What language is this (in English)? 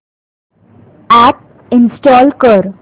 Marathi